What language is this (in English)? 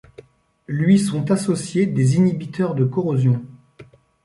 French